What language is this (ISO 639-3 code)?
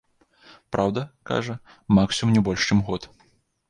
bel